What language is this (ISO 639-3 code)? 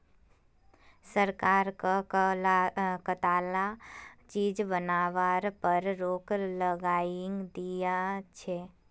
mag